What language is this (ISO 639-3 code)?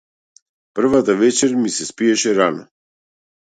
mkd